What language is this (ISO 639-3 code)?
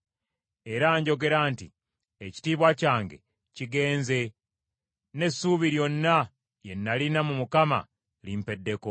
lug